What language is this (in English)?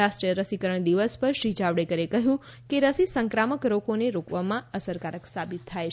Gujarati